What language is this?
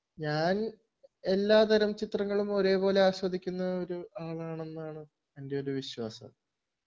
Malayalam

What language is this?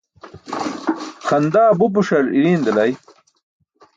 Burushaski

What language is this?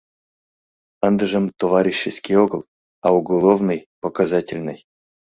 Mari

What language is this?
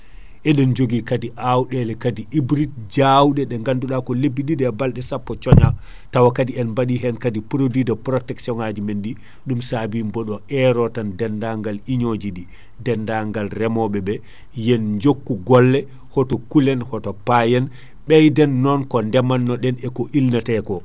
Fula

